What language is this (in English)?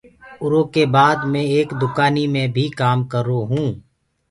Gurgula